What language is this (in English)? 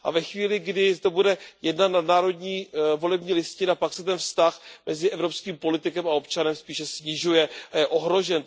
Czech